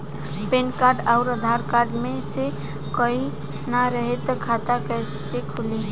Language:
Bhojpuri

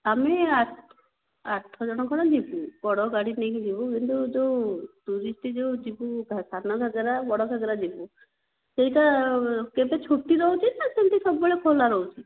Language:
Odia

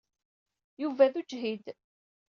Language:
Kabyle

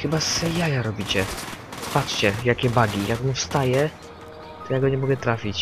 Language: Polish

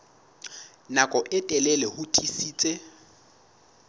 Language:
Southern Sotho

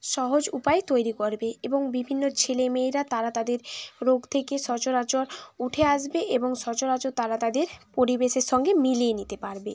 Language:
Bangla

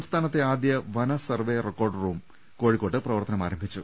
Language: Malayalam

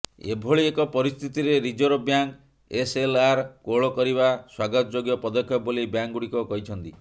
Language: Odia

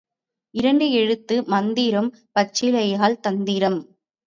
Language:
Tamil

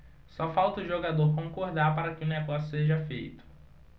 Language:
Portuguese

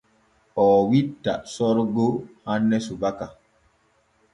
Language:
Borgu Fulfulde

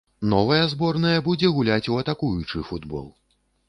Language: Belarusian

